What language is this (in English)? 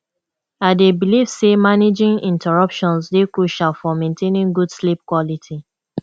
Nigerian Pidgin